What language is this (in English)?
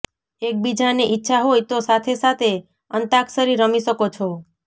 Gujarati